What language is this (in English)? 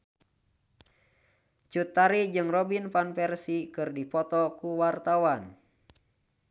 Sundanese